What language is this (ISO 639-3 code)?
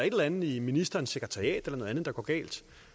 dan